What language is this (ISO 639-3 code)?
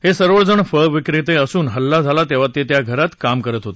mar